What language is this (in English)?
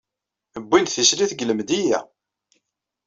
Kabyle